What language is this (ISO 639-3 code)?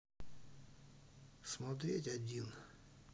rus